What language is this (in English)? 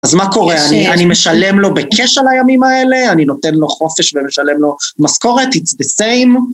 Hebrew